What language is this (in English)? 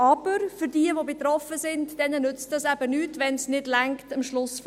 Swiss German